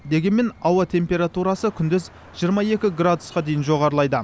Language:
Kazakh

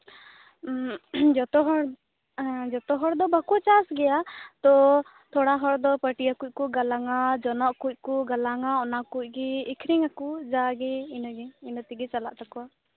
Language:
Santali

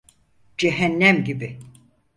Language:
Turkish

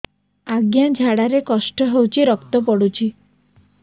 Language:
Odia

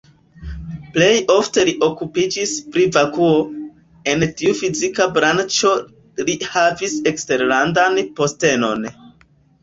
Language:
Esperanto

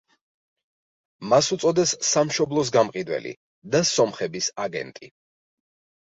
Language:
Georgian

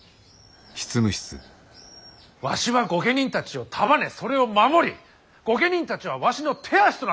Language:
Japanese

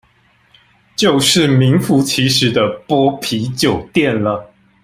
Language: Chinese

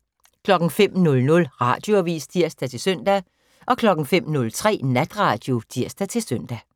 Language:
Danish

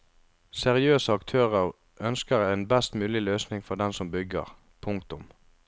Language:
Norwegian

